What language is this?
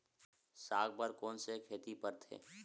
Chhattisgarhi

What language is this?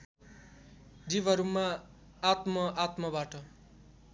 Nepali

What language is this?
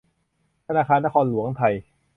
Thai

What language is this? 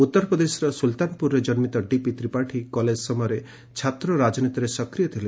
Odia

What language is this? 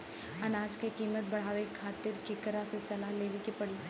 Bhojpuri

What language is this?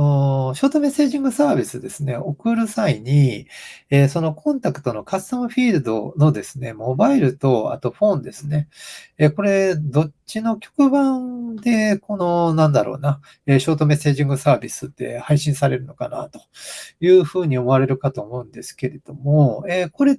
Japanese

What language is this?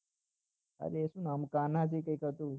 Gujarati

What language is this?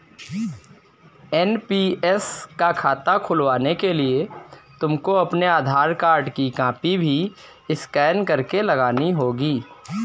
Hindi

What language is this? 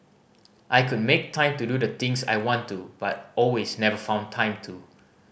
English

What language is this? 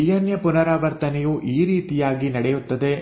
Kannada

